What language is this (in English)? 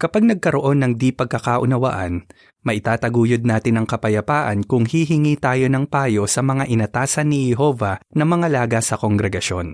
Filipino